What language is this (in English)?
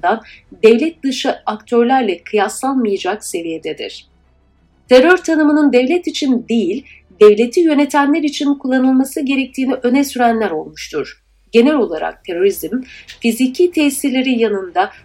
Turkish